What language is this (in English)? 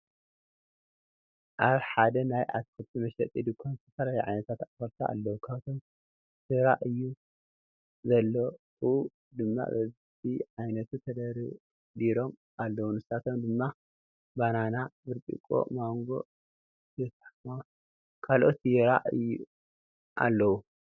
Tigrinya